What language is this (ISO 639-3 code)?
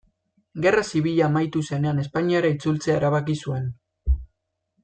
eus